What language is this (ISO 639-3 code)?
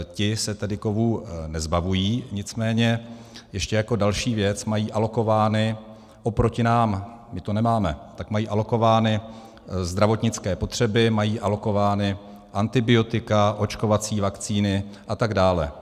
ces